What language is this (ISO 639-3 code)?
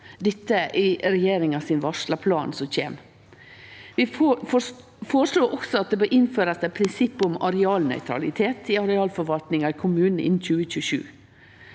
nor